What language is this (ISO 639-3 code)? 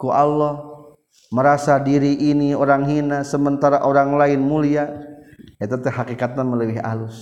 msa